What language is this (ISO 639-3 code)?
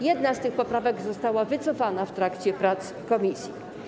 pol